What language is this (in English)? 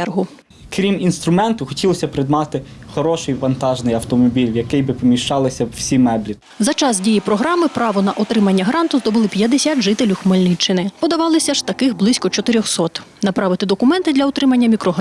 Ukrainian